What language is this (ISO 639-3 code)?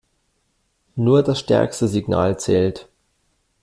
deu